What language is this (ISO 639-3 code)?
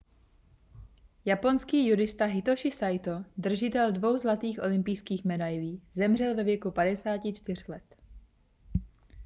ces